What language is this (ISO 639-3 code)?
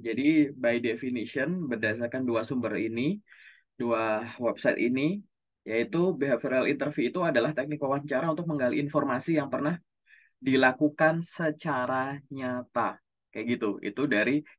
ind